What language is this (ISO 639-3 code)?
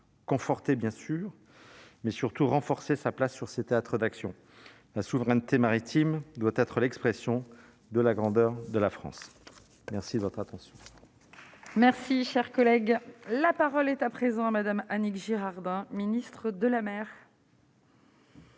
fra